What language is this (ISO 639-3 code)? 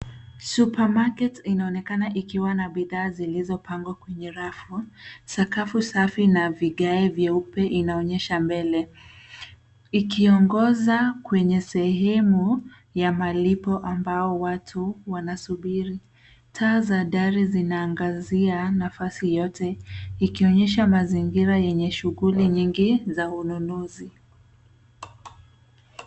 swa